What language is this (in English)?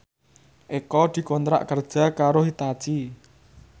Javanese